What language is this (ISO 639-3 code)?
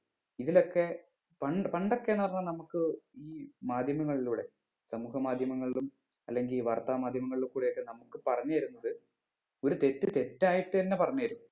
mal